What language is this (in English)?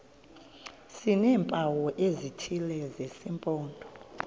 Xhosa